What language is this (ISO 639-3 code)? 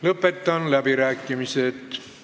est